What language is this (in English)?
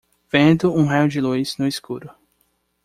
Portuguese